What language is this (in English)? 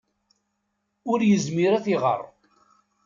Kabyle